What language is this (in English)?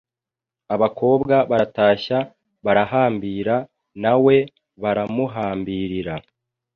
Kinyarwanda